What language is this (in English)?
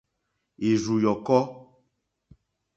Mokpwe